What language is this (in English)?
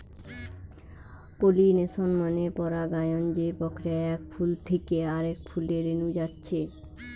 Bangla